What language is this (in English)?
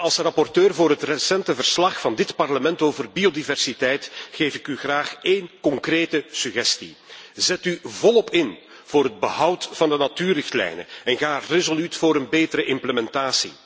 Dutch